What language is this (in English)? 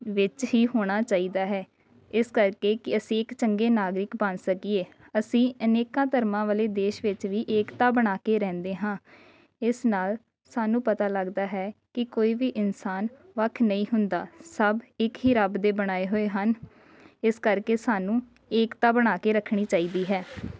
Punjabi